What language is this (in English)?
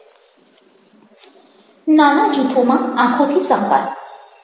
Gujarati